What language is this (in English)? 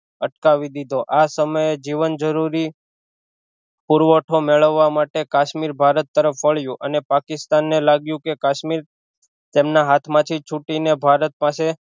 Gujarati